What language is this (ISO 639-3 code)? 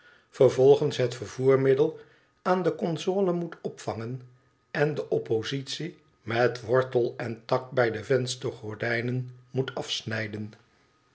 nld